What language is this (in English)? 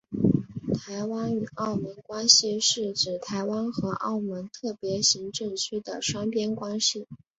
Chinese